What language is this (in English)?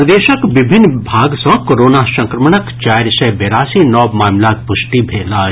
Maithili